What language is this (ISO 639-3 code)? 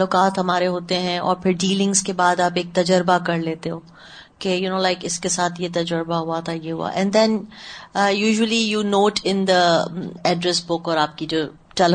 urd